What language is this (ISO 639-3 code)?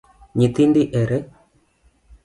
luo